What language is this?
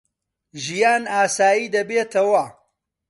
Central Kurdish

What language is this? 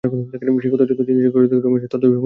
Bangla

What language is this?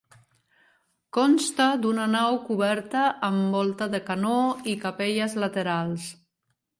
Catalan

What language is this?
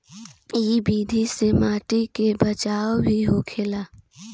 Bhojpuri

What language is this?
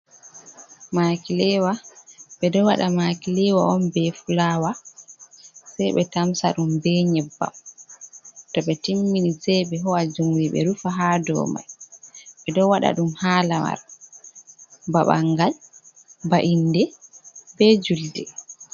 Fula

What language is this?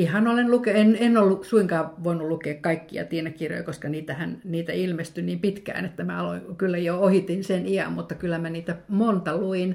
Finnish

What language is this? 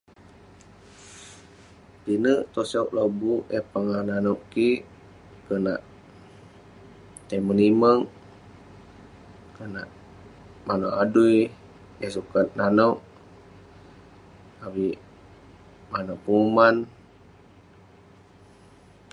Western Penan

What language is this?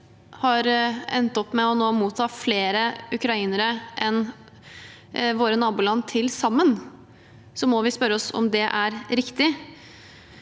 Norwegian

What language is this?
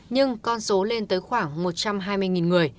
Vietnamese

